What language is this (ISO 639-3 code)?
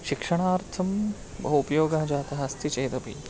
san